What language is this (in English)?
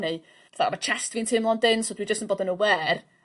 Welsh